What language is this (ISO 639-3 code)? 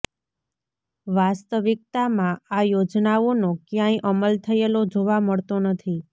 guj